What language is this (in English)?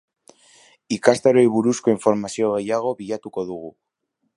Basque